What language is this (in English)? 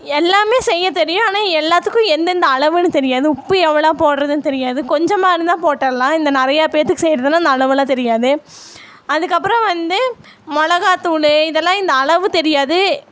Tamil